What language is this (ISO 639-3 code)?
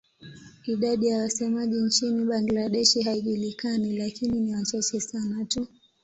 swa